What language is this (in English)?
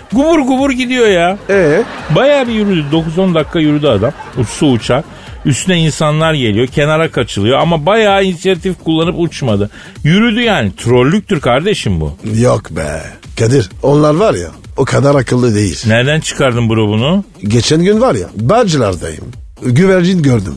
Turkish